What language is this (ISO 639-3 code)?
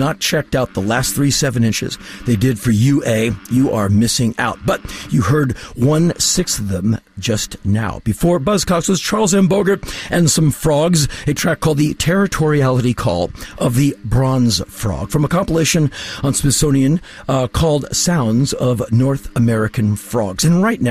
eng